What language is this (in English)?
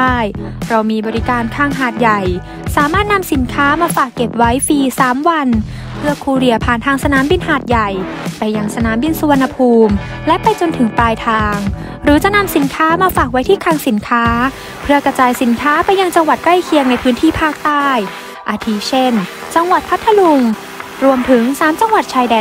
Thai